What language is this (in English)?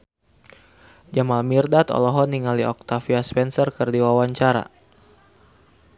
Sundanese